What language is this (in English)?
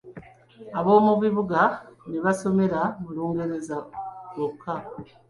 Ganda